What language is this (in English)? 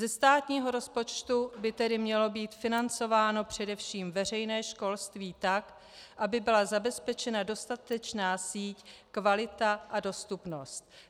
Czech